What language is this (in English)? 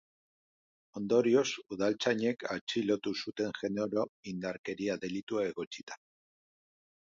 Basque